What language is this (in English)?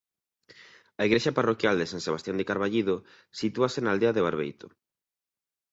Galician